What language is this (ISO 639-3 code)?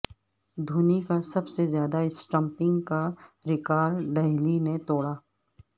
urd